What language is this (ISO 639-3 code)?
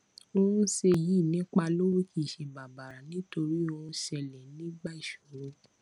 yor